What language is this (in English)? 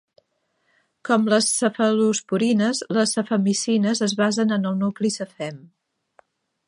Catalan